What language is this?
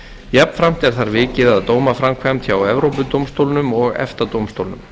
Icelandic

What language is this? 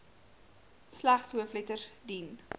Afrikaans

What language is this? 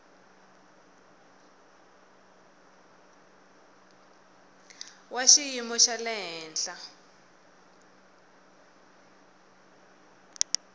Tsonga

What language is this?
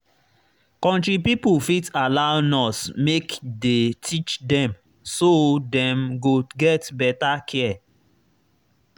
Nigerian Pidgin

